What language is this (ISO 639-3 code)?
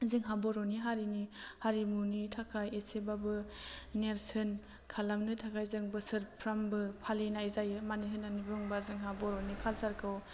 brx